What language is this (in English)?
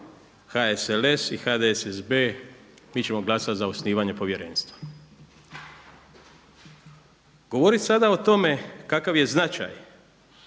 Croatian